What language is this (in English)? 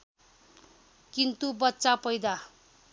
Nepali